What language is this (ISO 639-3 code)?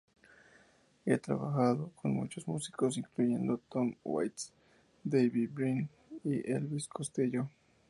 spa